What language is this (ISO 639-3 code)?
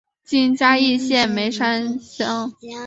zho